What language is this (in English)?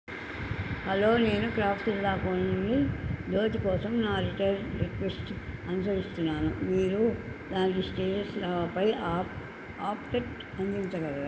Telugu